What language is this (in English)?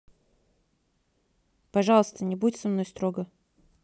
Russian